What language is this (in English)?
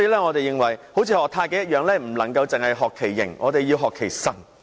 Cantonese